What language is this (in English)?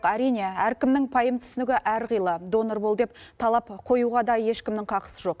Kazakh